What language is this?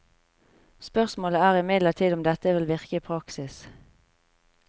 Norwegian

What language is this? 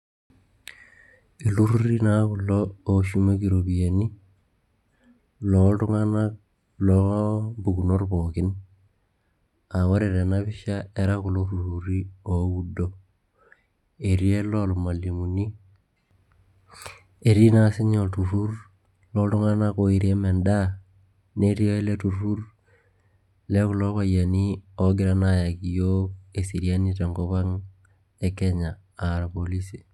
Masai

